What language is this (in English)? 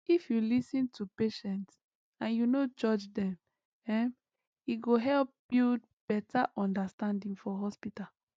Nigerian Pidgin